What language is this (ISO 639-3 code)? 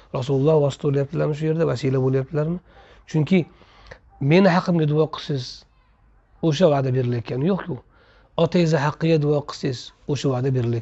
tur